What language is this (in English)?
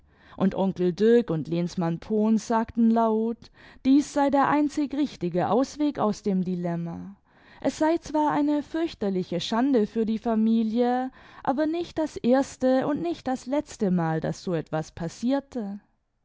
German